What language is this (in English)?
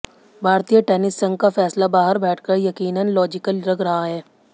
Hindi